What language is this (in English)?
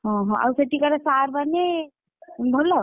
Odia